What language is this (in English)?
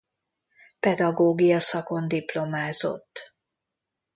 Hungarian